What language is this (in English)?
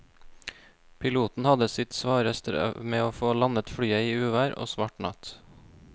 Norwegian